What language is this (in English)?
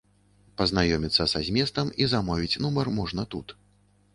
Belarusian